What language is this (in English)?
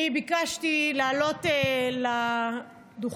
Hebrew